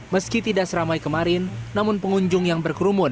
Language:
Indonesian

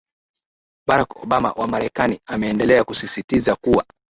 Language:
Swahili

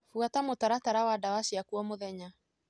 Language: Kikuyu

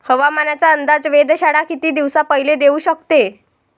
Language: Marathi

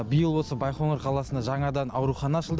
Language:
Kazakh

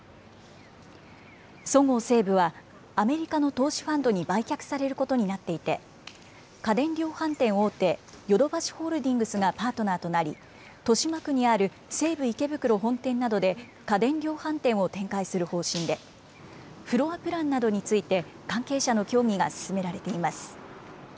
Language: Japanese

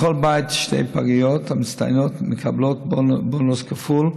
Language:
Hebrew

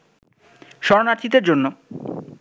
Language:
Bangla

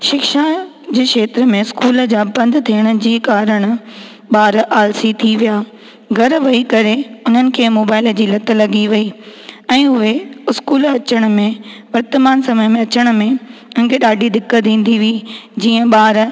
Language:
Sindhi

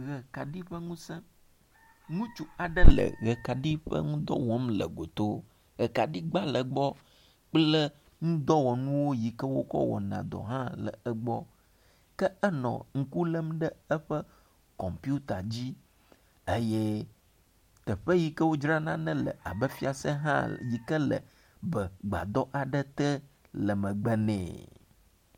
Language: Ewe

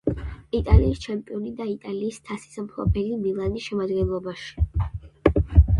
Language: Georgian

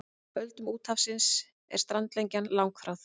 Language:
Icelandic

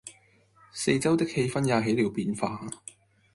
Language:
Cantonese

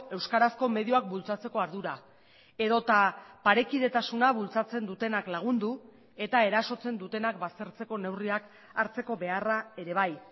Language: Basque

